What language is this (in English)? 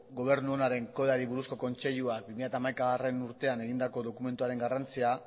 Basque